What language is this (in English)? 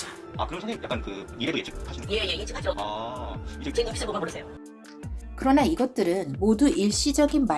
Korean